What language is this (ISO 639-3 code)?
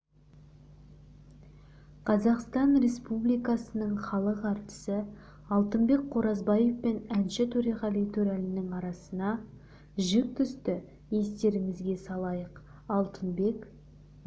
kaz